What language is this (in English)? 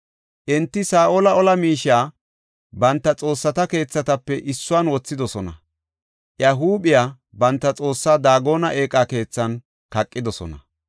Gofa